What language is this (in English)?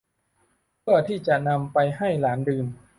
Thai